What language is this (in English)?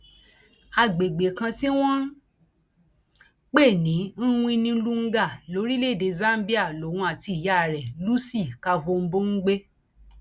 Yoruba